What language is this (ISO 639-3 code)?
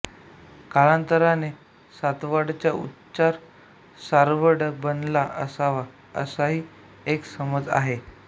mar